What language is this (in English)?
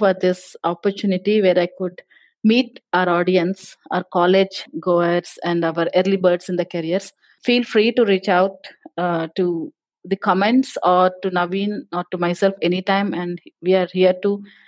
Telugu